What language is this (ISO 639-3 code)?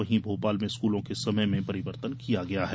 hin